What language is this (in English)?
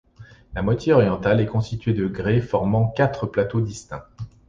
French